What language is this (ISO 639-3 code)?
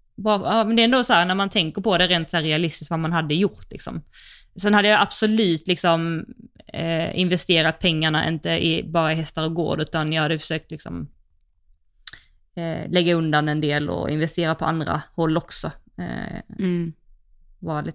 swe